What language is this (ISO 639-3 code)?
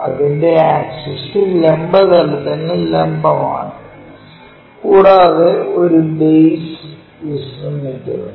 mal